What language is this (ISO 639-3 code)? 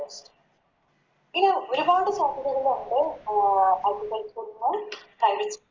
mal